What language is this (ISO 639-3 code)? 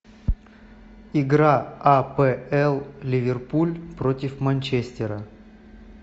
rus